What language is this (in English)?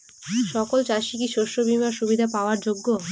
Bangla